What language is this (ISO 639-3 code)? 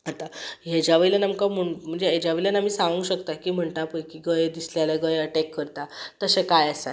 kok